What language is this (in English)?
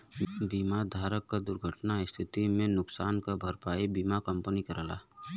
Bhojpuri